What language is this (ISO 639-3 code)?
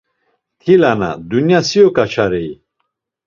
lzz